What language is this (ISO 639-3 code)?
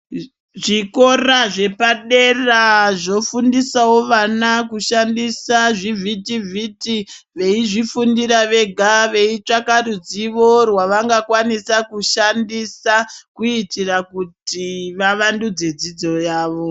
ndc